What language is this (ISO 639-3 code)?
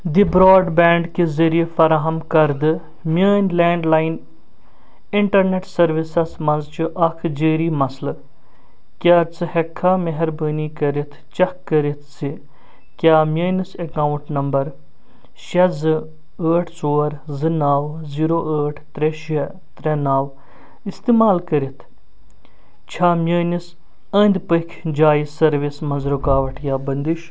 kas